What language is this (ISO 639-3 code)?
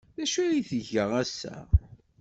kab